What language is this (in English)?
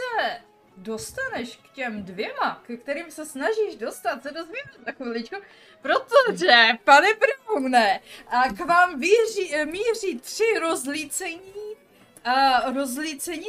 Czech